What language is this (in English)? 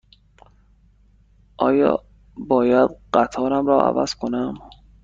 Persian